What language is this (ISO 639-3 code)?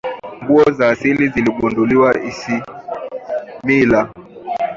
swa